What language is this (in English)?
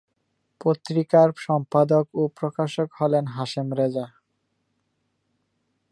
Bangla